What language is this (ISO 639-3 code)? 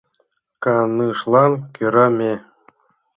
chm